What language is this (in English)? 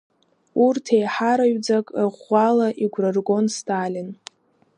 Abkhazian